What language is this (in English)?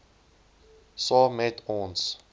Afrikaans